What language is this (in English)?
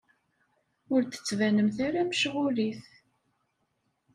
Kabyle